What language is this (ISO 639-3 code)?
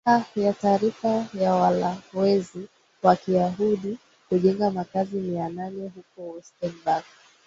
swa